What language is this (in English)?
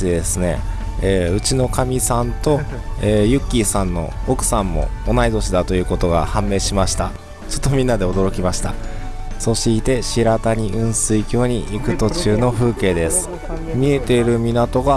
Japanese